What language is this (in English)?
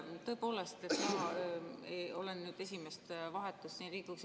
Estonian